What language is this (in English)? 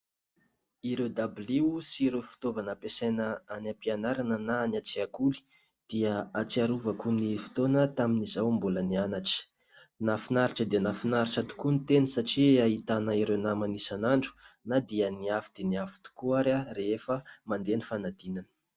Malagasy